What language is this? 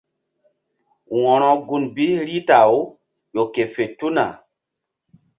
Mbum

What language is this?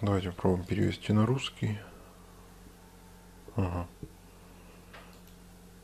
Russian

